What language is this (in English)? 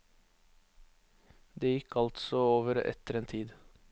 Norwegian